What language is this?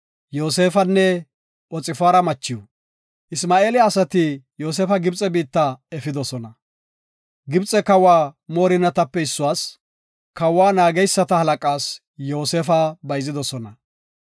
Gofa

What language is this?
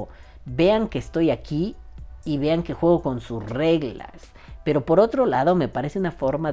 Spanish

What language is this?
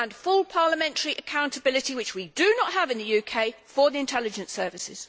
English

